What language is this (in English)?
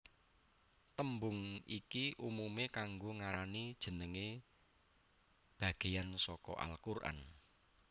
Javanese